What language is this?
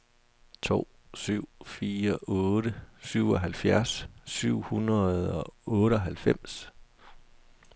Danish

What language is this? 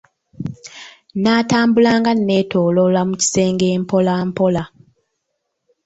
Ganda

